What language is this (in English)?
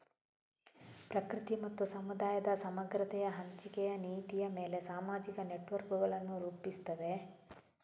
Kannada